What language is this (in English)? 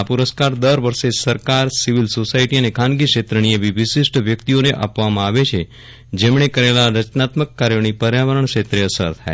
Gujarati